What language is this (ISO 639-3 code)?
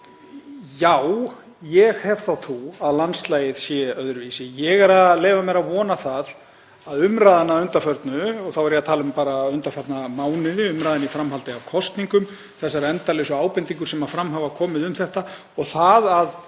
isl